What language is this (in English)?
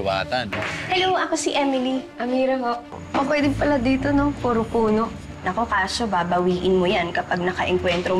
Filipino